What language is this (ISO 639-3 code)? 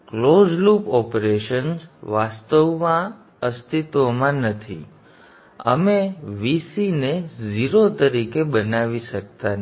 guj